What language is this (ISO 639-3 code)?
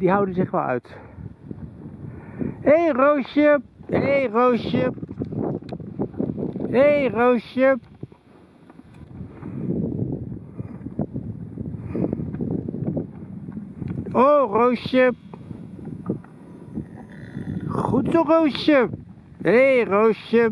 nld